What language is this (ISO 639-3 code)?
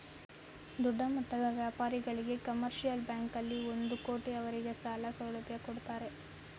kan